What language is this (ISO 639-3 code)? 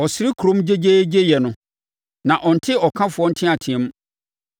aka